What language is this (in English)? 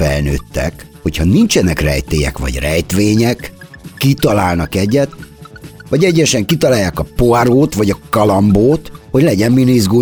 Hungarian